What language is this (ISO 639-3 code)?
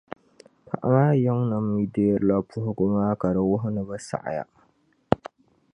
dag